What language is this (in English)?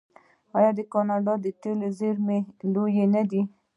Pashto